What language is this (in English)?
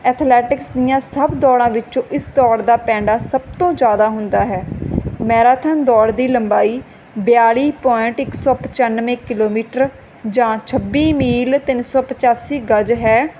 Punjabi